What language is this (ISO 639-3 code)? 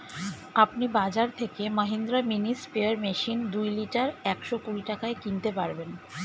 ben